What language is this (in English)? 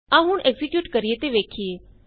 Punjabi